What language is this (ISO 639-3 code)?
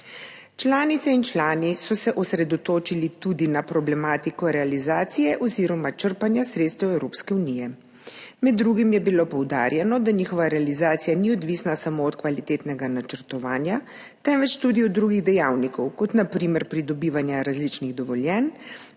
slv